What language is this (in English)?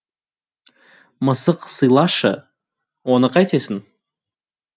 Kazakh